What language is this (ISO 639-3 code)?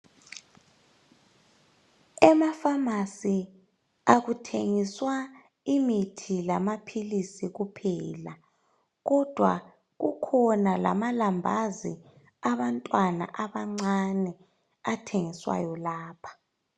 nde